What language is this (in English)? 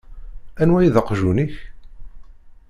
Kabyle